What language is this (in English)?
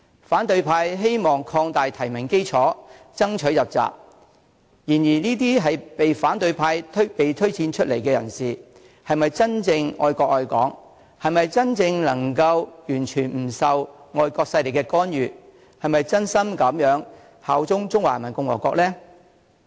Cantonese